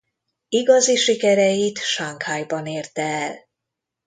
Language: Hungarian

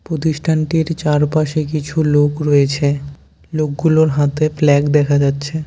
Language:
Bangla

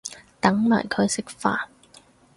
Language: Cantonese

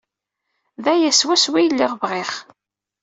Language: Kabyle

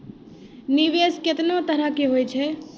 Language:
Maithili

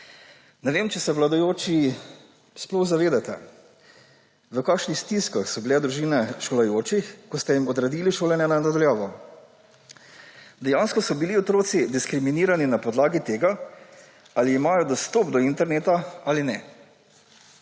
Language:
Slovenian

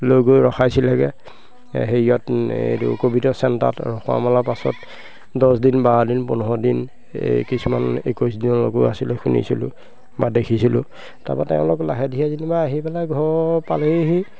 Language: Assamese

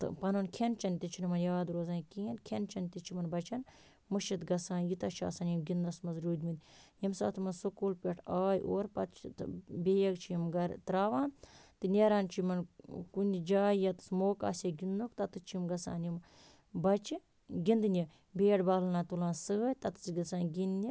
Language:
Kashmiri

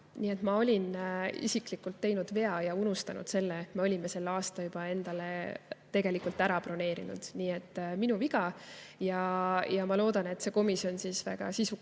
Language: Estonian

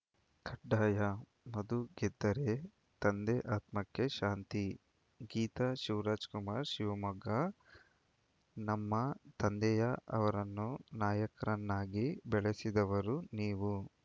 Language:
Kannada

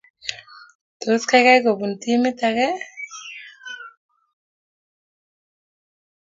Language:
Kalenjin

